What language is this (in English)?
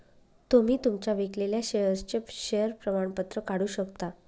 Marathi